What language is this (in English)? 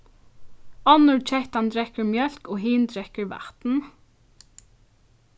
Faroese